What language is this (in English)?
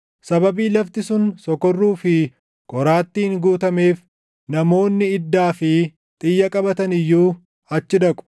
Oromo